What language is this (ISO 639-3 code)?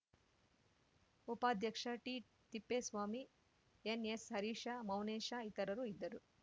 kan